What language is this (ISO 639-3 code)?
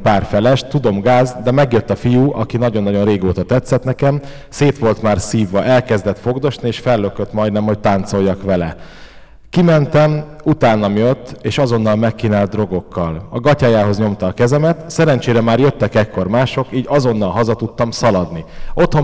hun